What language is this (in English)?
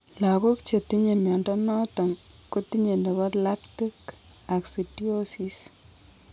Kalenjin